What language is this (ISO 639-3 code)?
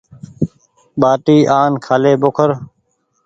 gig